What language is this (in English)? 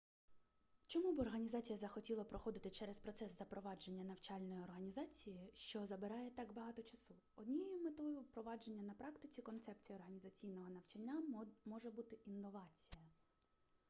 Ukrainian